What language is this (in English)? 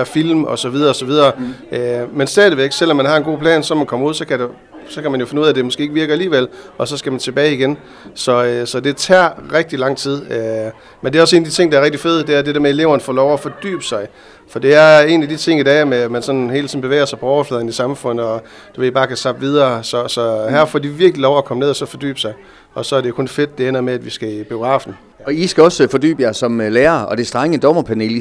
Danish